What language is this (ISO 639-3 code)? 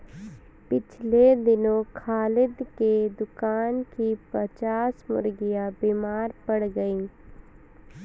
hin